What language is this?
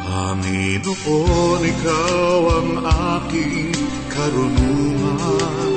Filipino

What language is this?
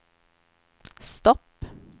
Swedish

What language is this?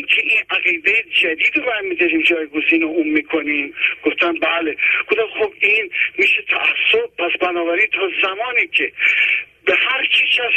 Persian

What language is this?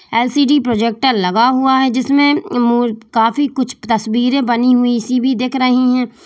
Hindi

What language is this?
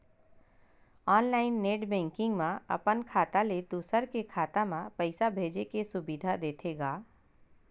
Chhattisgarhi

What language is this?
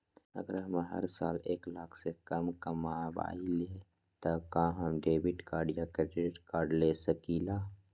Magahi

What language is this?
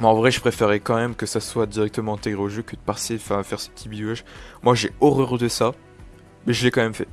French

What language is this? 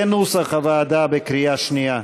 Hebrew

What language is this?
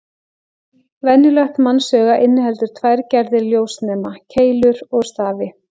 Icelandic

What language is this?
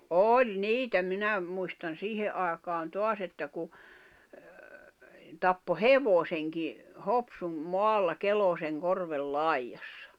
Finnish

